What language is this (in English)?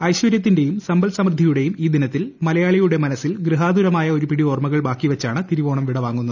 Malayalam